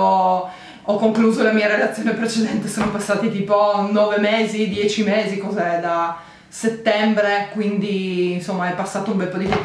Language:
Italian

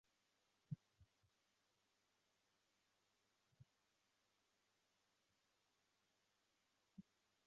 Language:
Chinese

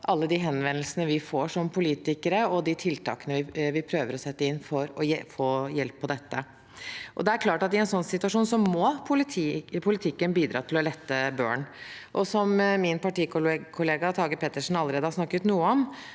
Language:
Norwegian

